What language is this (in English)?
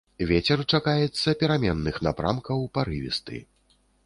Belarusian